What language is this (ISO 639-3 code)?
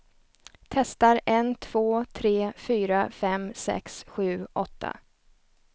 swe